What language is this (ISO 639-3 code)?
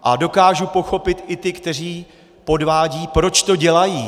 ces